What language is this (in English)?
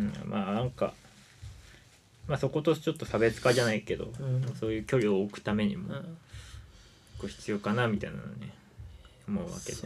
Japanese